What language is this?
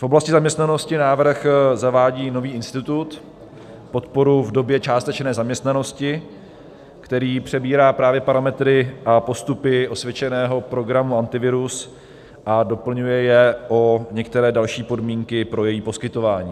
Czech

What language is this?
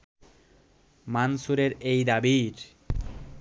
Bangla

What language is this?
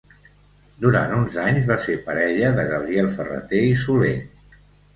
Catalan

